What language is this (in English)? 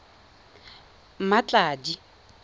Tswana